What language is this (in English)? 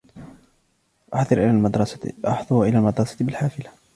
Arabic